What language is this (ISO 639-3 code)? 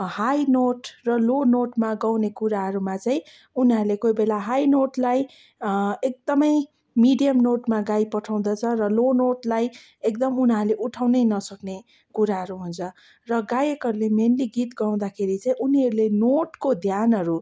nep